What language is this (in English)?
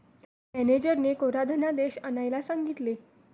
Marathi